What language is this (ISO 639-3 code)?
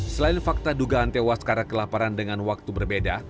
ind